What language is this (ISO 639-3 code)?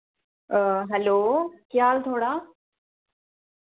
doi